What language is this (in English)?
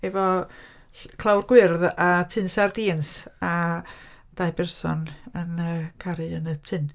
Welsh